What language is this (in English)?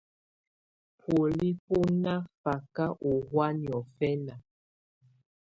Tunen